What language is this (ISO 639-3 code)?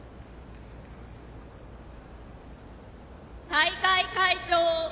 jpn